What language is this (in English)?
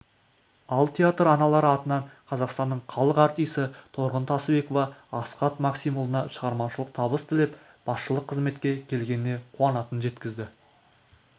Kazakh